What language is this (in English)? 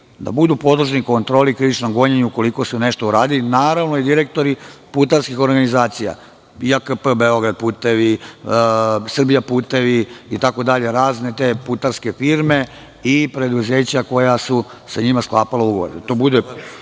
Serbian